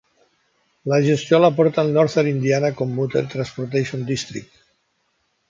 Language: Catalan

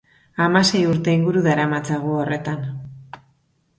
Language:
Basque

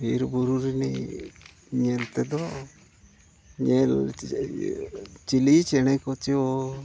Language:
Santali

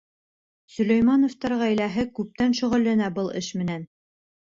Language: Bashkir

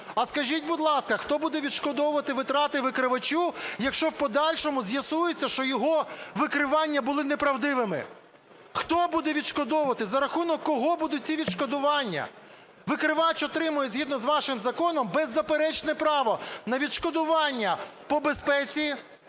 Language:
Ukrainian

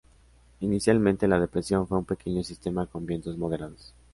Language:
Spanish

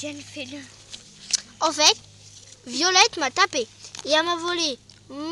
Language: French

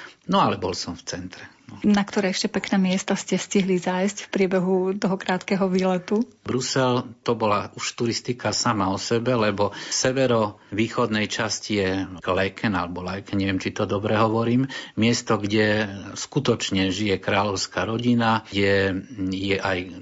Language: Slovak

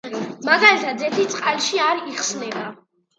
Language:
Georgian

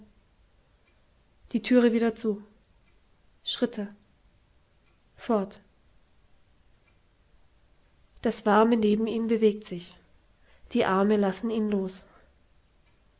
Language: German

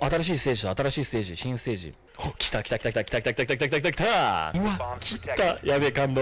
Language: Japanese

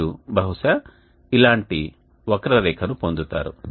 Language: Telugu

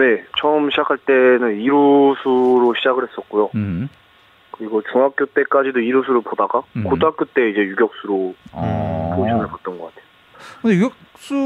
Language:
Korean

